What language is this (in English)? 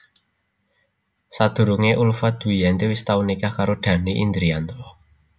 Javanese